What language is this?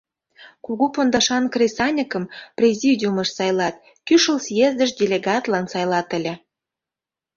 Mari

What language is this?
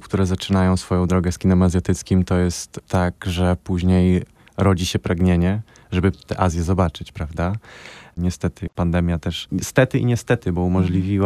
Polish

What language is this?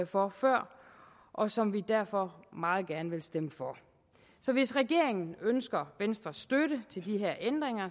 Danish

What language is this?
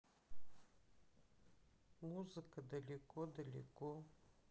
Russian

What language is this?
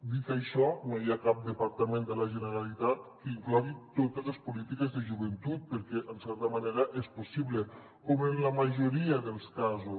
Catalan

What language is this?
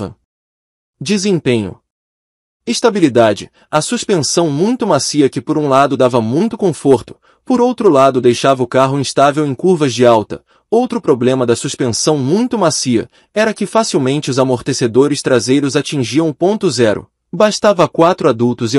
Portuguese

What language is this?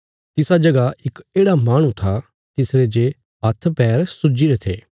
Bilaspuri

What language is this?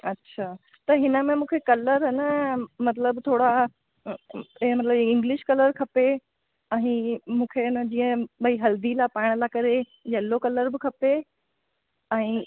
Sindhi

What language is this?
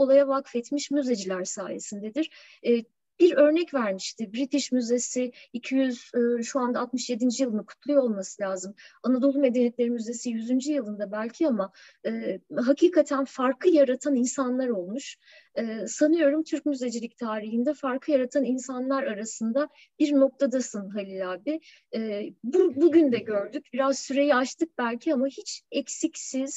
Turkish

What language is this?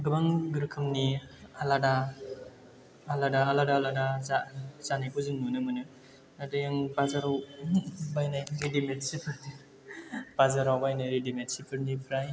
Bodo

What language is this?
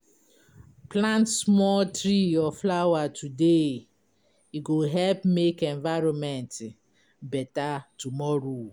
Nigerian Pidgin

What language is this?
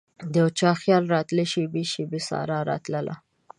Pashto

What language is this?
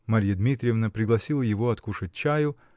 Russian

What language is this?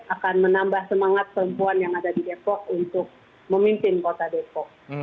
Indonesian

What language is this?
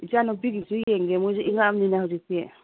Manipuri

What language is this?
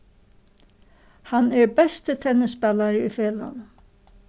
Faroese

